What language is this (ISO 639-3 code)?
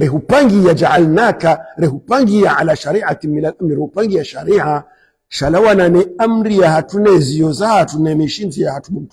ara